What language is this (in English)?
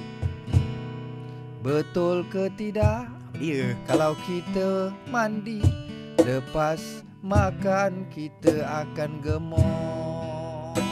Malay